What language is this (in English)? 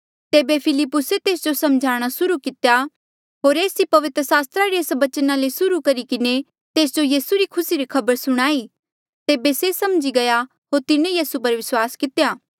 Mandeali